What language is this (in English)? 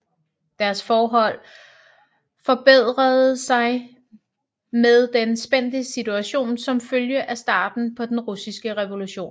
Danish